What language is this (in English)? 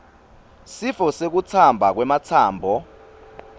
Swati